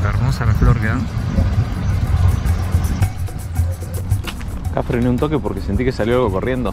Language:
Spanish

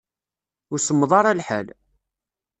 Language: Kabyle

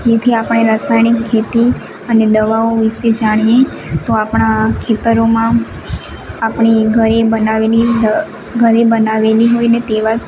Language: Gujarati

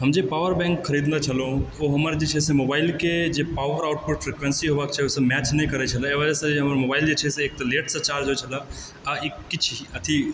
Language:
Maithili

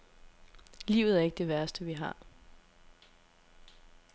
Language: Danish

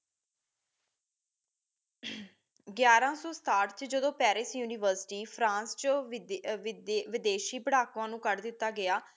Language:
Punjabi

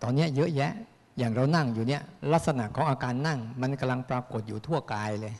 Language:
Thai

